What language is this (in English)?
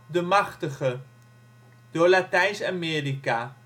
Dutch